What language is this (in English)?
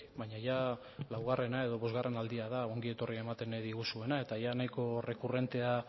Basque